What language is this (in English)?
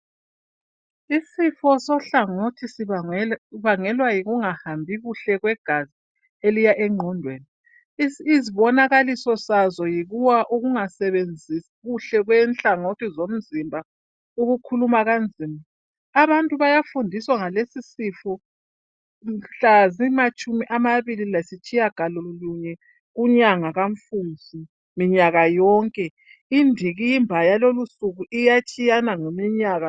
North Ndebele